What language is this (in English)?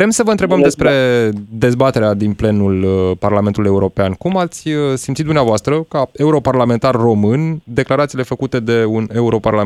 Romanian